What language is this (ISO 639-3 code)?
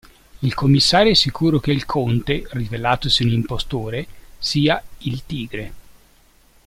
ita